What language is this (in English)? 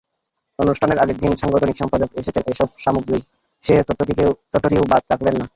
Bangla